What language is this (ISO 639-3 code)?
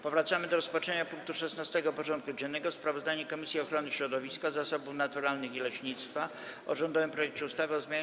pol